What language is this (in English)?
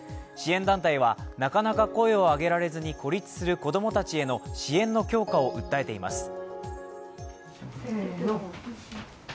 Japanese